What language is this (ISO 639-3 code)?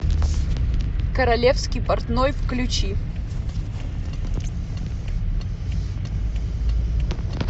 rus